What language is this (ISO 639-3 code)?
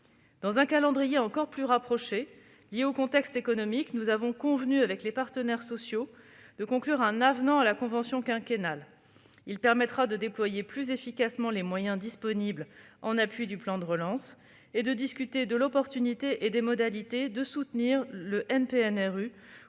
fra